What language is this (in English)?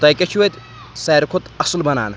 Kashmiri